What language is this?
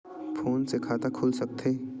Chhattisgarhi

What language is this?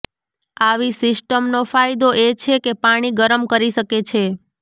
Gujarati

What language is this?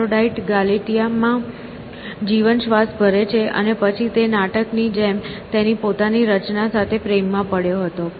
Gujarati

